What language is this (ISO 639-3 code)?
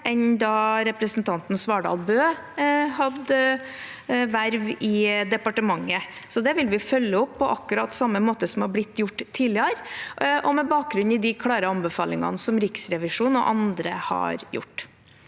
nor